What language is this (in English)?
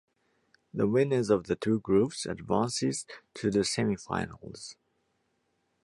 English